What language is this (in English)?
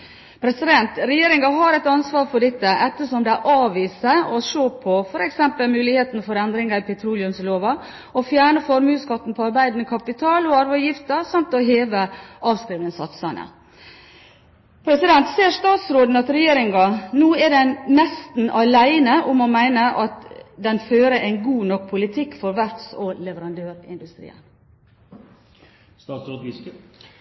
Norwegian Bokmål